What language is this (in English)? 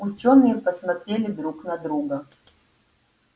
Russian